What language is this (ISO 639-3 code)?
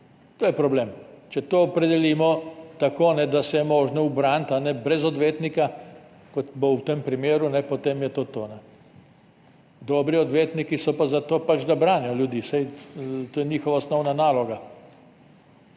slv